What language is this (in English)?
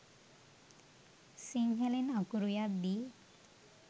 Sinhala